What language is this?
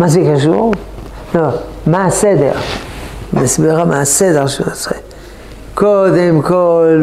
Hebrew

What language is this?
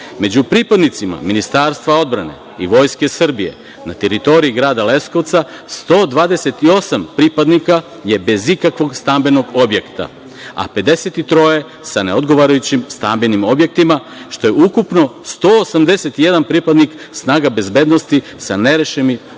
Serbian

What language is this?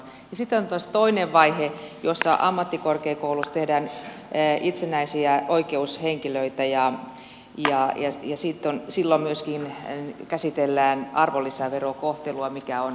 Finnish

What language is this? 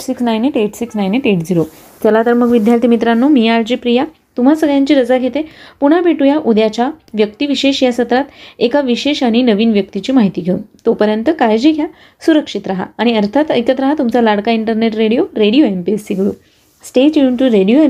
Marathi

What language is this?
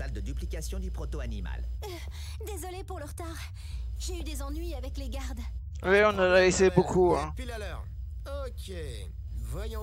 French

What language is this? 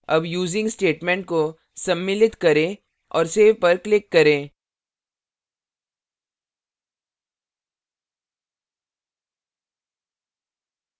Hindi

